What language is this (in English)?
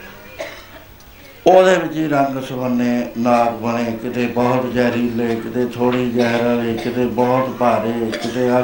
Punjabi